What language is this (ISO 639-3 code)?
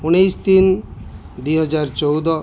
ori